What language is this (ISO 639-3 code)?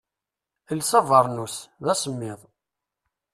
kab